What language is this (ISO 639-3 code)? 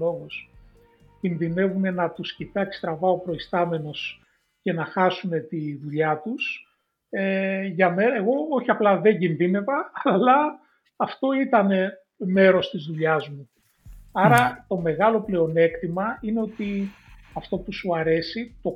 ell